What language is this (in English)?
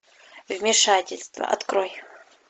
Russian